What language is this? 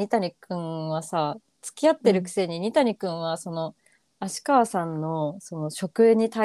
Japanese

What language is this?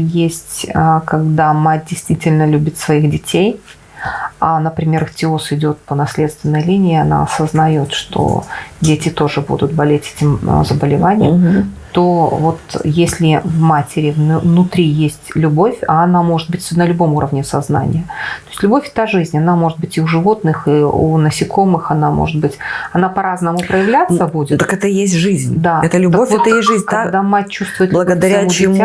Russian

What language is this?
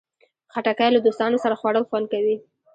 Pashto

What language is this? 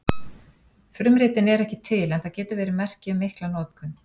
Icelandic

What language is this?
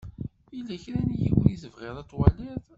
Kabyle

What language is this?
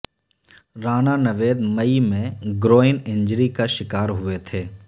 Urdu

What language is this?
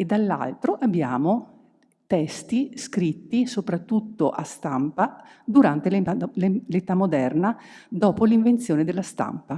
Italian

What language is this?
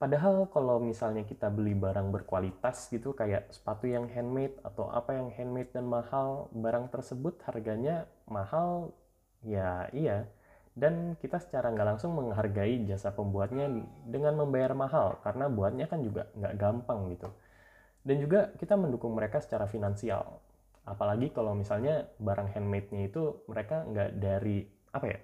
Indonesian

